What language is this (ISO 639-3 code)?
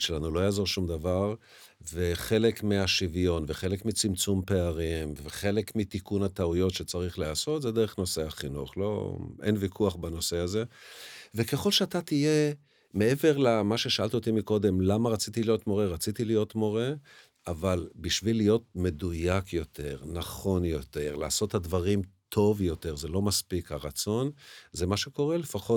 heb